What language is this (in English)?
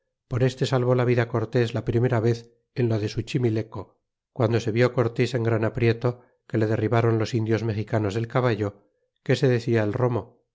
Spanish